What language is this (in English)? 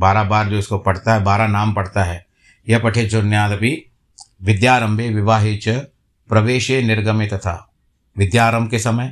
Hindi